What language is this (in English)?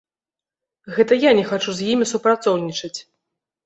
Belarusian